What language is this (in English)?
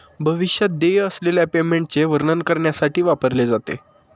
Marathi